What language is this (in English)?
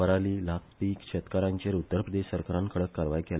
Konkani